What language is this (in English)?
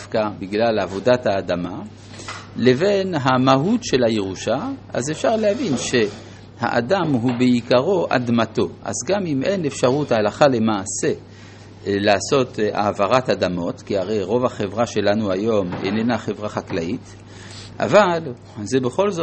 Hebrew